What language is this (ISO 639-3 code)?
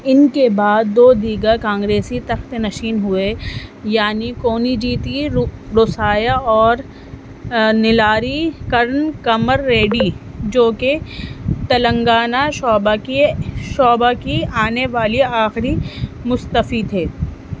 urd